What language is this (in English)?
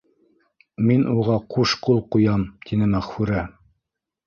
Bashkir